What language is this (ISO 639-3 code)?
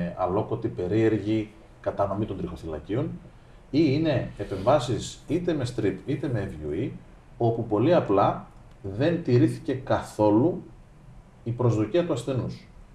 ell